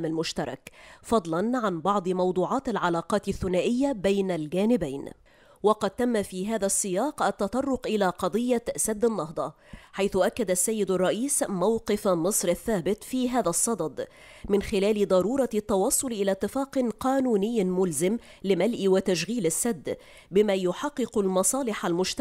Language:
Arabic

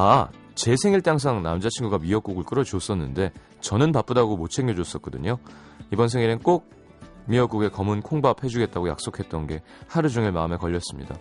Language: Korean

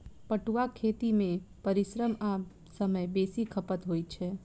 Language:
Maithili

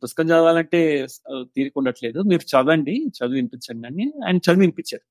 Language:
Telugu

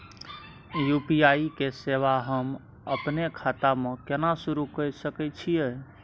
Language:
Maithili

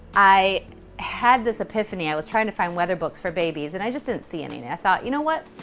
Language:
English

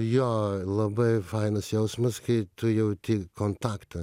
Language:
Lithuanian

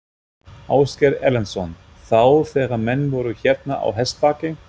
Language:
Icelandic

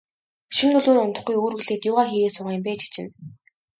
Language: Mongolian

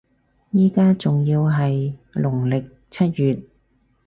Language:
Cantonese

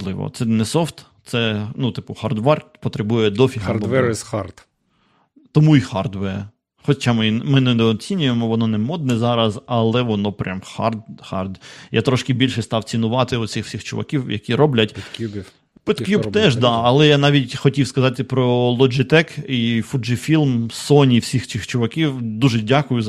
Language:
Ukrainian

